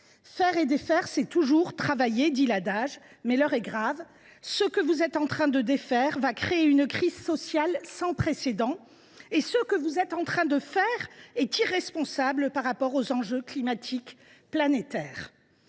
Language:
French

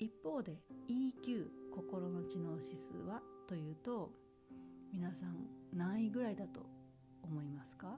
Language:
Japanese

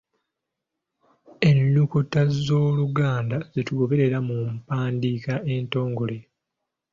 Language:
Ganda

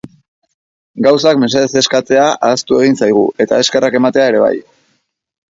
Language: Basque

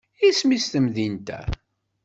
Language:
Kabyle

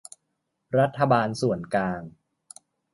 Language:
Thai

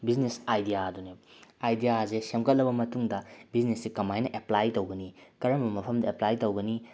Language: Manipuri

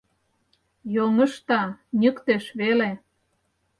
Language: Mari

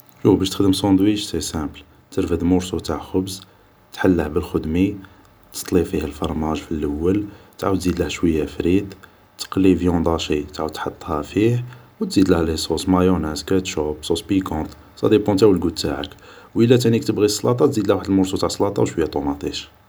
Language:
Algerian Arabic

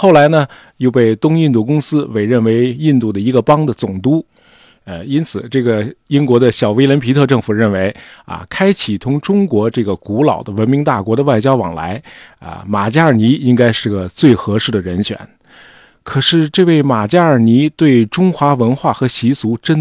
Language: Chinese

